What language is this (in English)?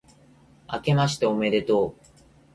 Japanese